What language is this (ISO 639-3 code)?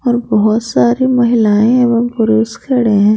hin